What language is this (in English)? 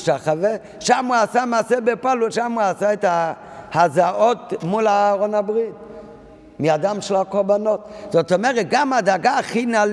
Hebrew